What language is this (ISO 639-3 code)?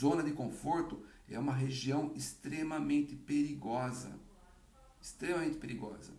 por